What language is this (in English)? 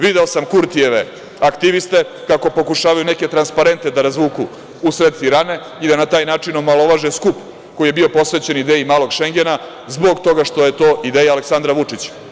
Serbian